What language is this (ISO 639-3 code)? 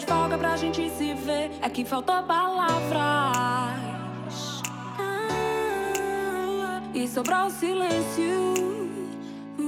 por